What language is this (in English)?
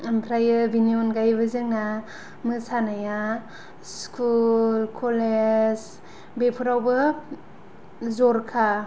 Bodo